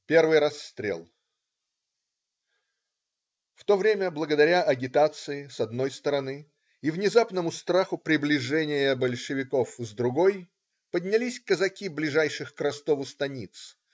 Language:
Russian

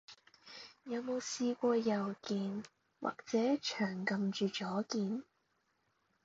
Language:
Cantonese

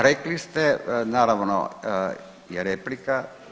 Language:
Croatian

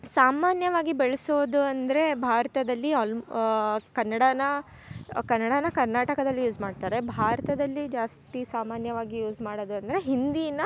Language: Kannada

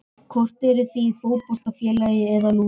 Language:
Icelandic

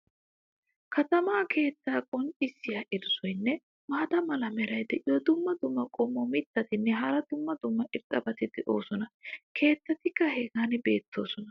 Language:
Wolaytta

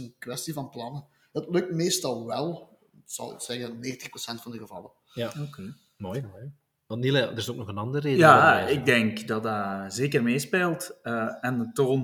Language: Dutch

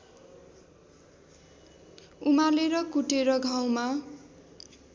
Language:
Nepali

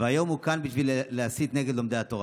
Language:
Hebrew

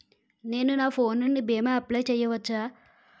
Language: Telugu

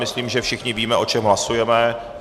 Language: Czech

